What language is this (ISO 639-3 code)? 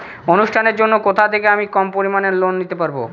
ben